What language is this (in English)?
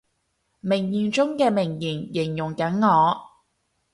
Cantonese